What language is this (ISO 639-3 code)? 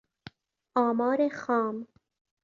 fas